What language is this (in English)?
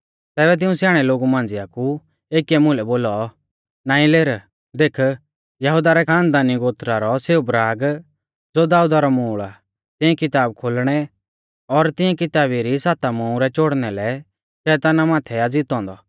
Mahasu Pahari